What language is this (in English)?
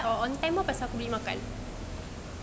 English